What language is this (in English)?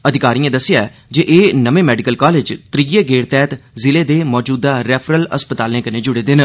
Dogri